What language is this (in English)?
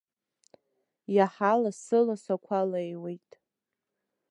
Abkhazian